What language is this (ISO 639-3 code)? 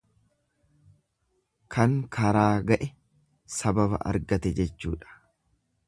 orm